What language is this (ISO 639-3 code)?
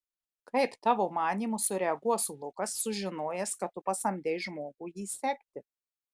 lit